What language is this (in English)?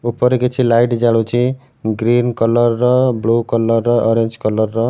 Odia